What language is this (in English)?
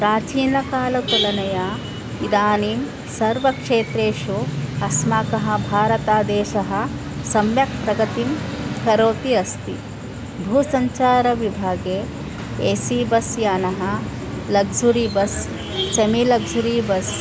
Sanskrit